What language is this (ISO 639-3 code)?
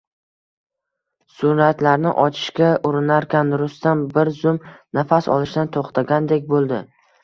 uzb